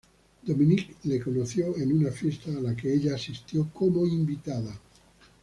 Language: Spanish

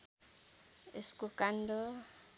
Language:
Nepali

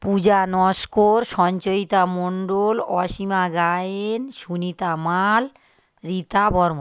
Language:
Bangla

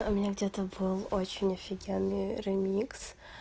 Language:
Russian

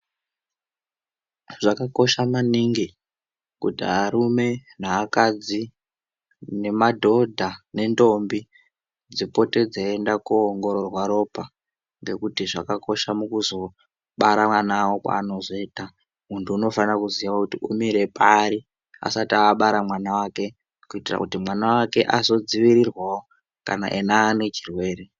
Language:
Ndau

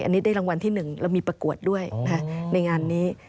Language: Thai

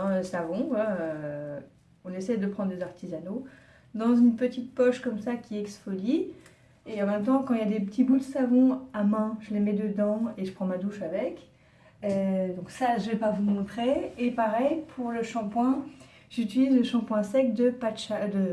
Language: French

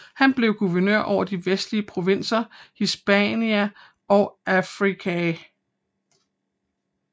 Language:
Danish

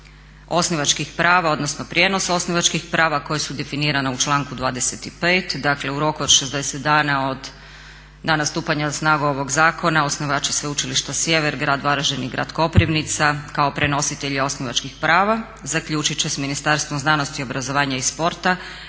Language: Croatian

